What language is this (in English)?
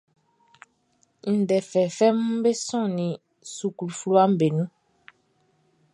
Baoulé